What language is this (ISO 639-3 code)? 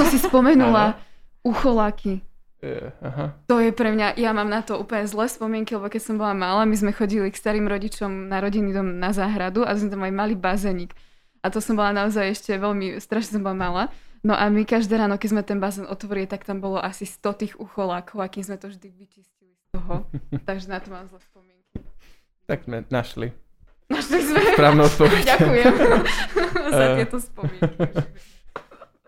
slk